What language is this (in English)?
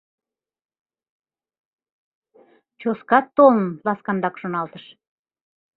Mari